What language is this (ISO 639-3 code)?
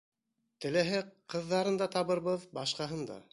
bak